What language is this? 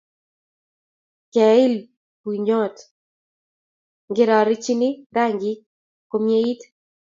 Kalenjin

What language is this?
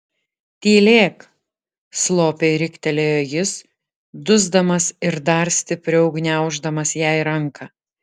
Lithuanian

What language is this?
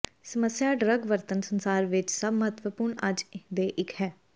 Punjabi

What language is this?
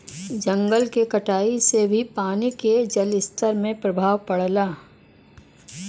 Bhojpuri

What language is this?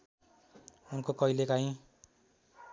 Nepali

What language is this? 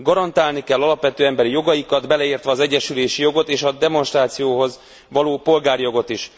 Hungarian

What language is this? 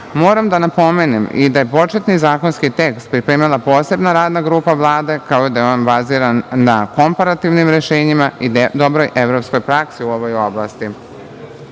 Serbian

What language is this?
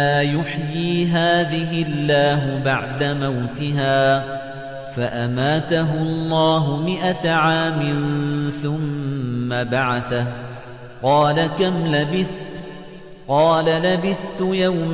Arabic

